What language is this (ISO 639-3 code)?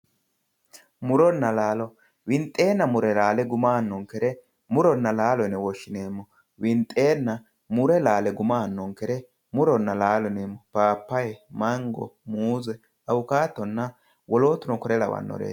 sid